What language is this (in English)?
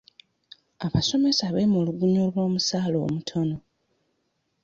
Ganda